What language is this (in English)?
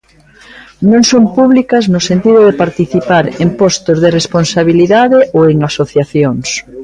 Galician